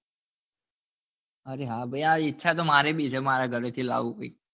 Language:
Gujarati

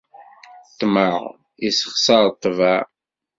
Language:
Kabyle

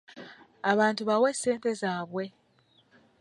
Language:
Ganda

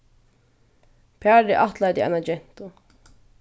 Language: Faroese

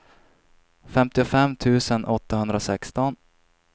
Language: Swedish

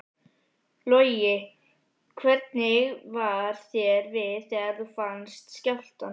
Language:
Icelandic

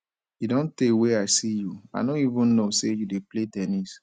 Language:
Nigerian Pidgin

